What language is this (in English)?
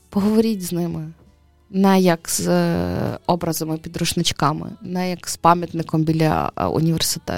Ukrainian